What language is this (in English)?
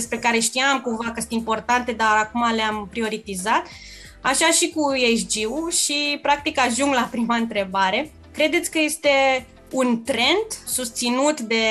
Romanian